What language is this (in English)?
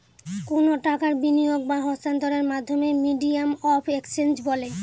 Bangla